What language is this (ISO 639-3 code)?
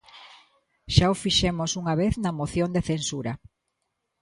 glg